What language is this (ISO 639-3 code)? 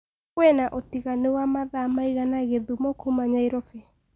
kik